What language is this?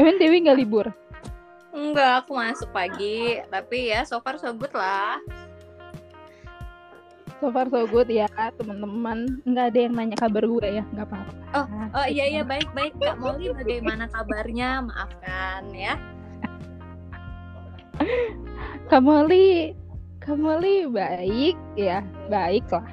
Indonesian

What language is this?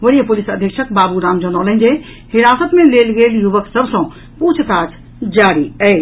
Maithili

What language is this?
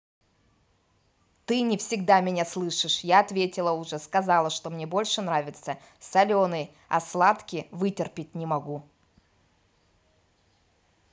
Russian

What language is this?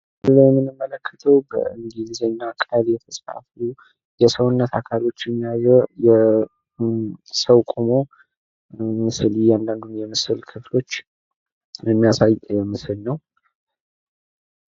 Amharic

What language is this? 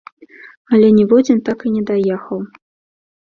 Belarusian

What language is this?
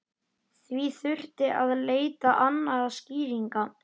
Icelandic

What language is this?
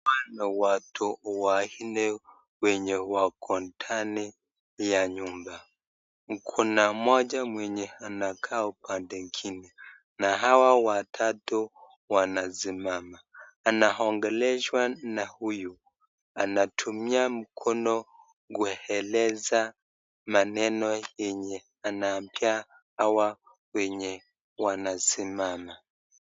Swahili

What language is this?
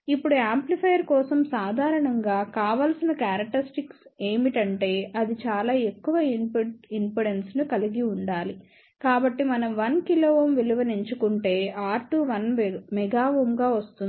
Telugu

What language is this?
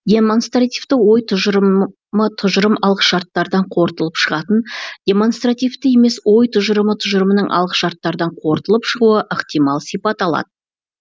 Kazakh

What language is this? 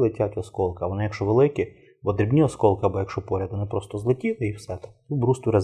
Ukrainian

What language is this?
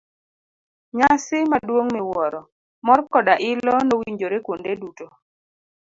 Luo (Kenya and Tanzania)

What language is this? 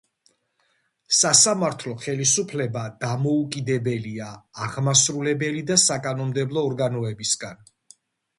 Georgian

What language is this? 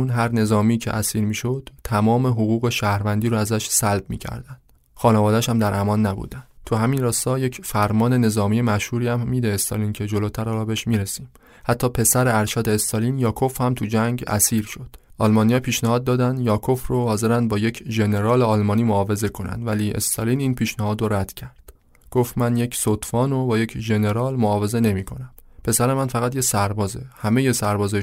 Persian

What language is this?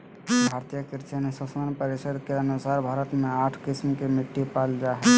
Magahi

